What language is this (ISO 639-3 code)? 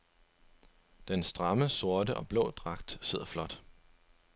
dan